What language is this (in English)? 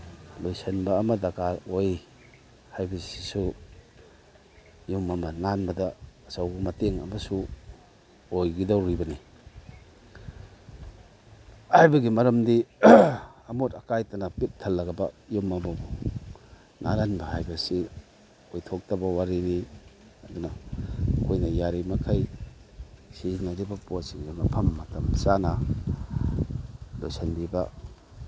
Manipuri